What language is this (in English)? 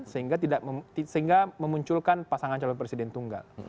Indonesian